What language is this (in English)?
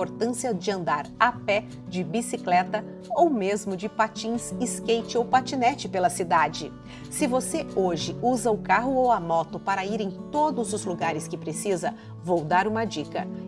Portuguese